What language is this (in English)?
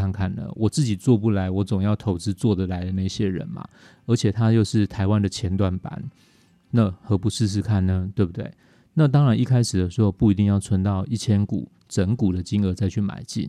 Chinese